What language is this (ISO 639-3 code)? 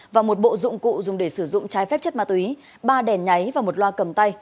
vie